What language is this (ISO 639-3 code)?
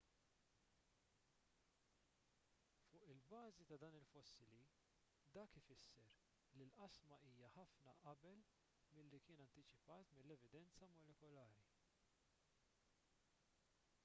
mlt